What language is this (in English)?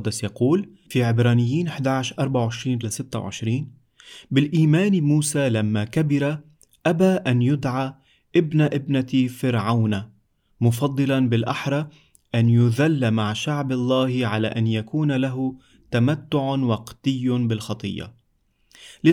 Arabic